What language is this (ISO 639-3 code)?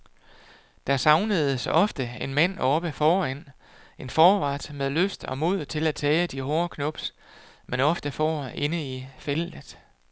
dan